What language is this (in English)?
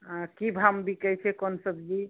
Maithili